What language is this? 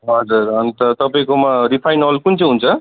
Nepali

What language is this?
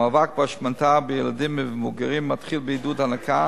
Hebrew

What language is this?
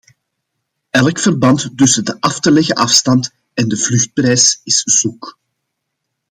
Dutch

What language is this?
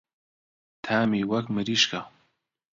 Central Kurdish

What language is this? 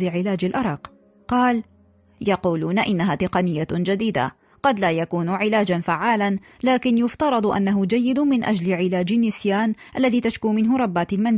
Arabic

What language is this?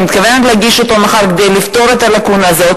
Hebrew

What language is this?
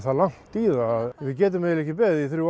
Icelandic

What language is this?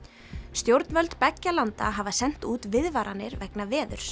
Icelandic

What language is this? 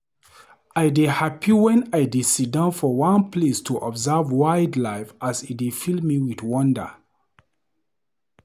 Nigerian Pidgin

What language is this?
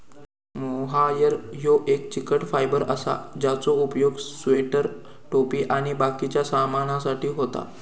Marathi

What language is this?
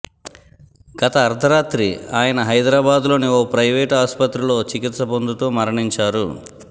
Telugu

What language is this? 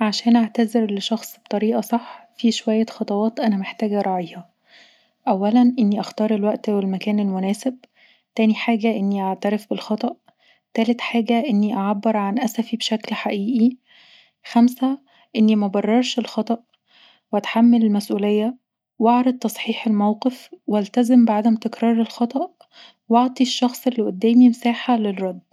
Egyptian Arabic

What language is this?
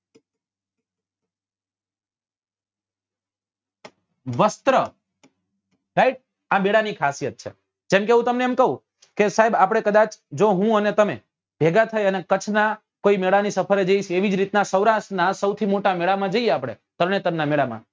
Gujarati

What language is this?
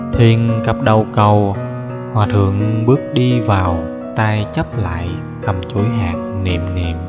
Vietnamese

